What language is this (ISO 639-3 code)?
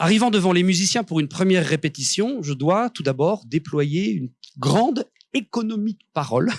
fra